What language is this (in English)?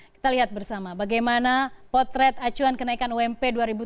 Indonesian